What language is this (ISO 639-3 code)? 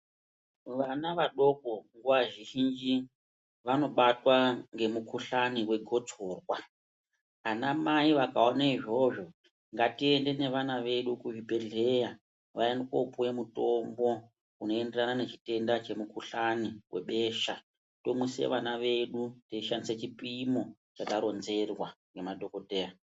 ndc